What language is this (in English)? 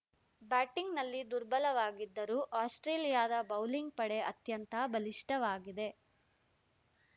Kannada